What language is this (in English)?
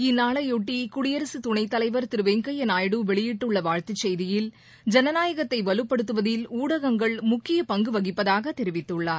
Tamil